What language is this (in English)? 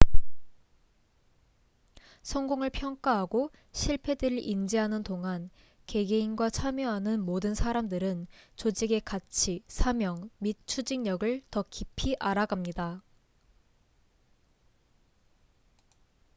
Korean